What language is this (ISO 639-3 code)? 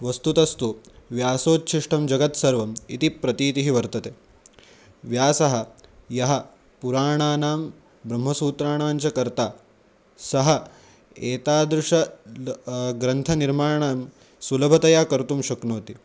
san